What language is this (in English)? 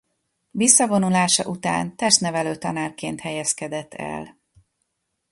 Hungarian